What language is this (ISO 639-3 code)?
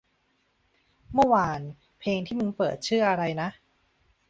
tha